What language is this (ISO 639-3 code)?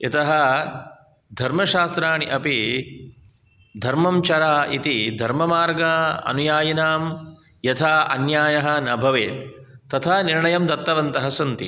san